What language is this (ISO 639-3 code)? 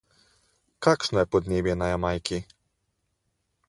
slv